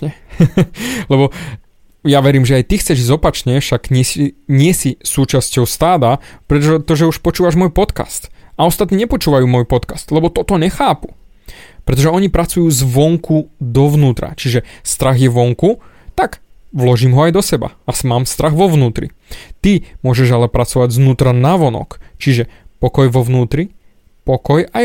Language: Slovak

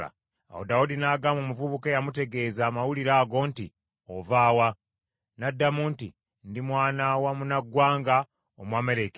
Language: Ganda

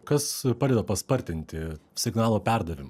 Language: Lithuanian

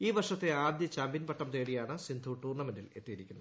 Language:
Malayalam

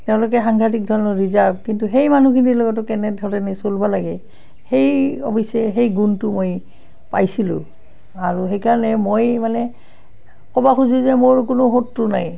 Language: Assamese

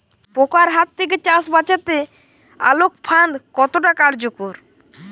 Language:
Bangla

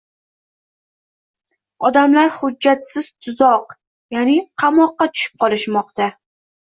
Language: Uzbek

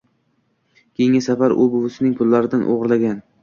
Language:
Uzbek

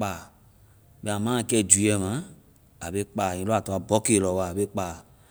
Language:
Vai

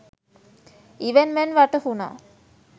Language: Sinhala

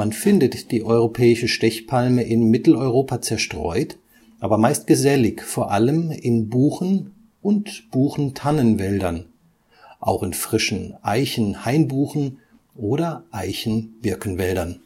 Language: German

